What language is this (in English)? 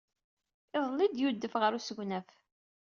Kabyle